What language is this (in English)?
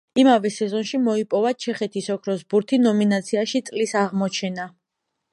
Georgian